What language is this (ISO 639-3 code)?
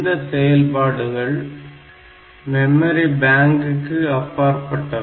tam